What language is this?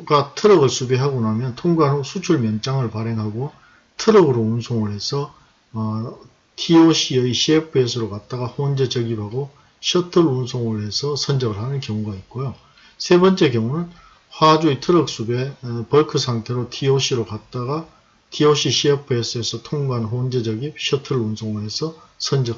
Korean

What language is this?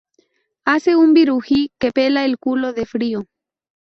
Spanish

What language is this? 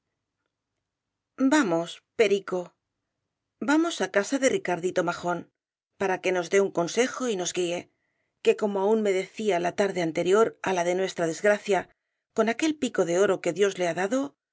Spanish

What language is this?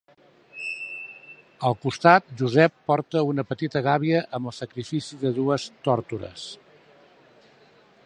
Catalan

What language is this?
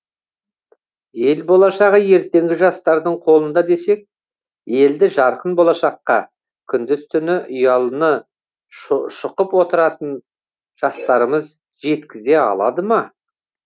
Kazakh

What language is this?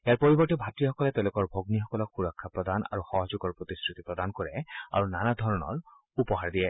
Assamese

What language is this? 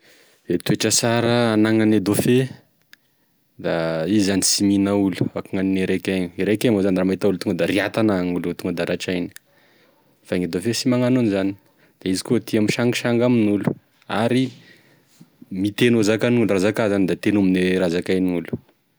Tesaka Malagasy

